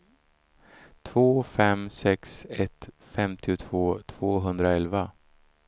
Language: Swedish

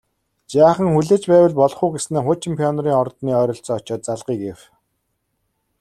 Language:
Mongolian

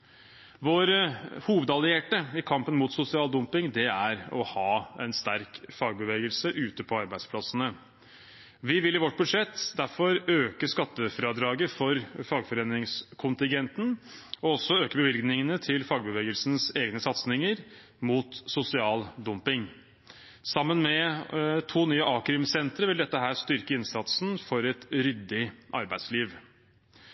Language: Norwegian Bokmål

